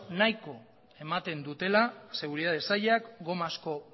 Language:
Basque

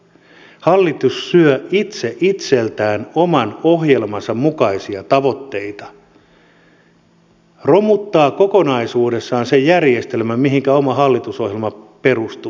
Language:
Finnish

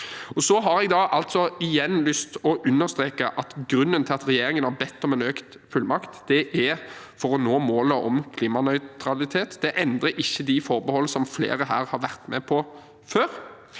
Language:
Norwegian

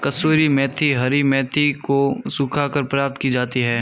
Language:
Hindi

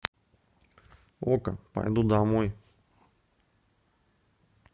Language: Russian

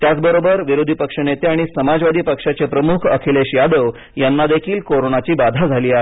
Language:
Marathi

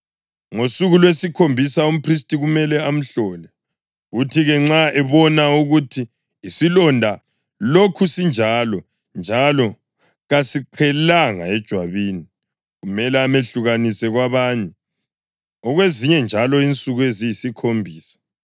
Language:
North Ndebele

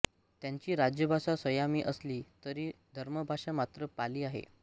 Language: Marathi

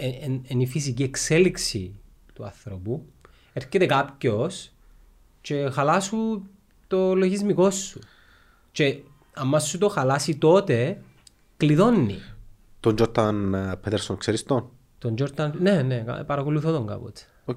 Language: Greek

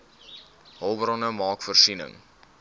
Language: Afrikaans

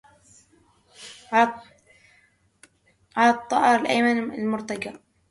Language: Arabic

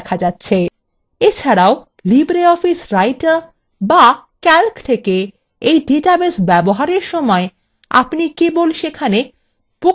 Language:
Bangla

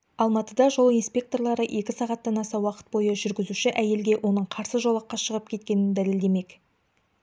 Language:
Kazakh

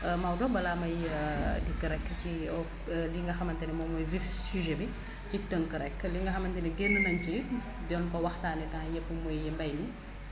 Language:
Wolof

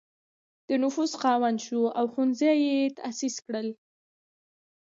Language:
Pashto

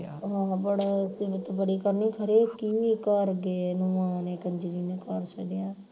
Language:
Punjabi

